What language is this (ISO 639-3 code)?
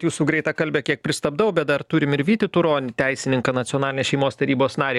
lit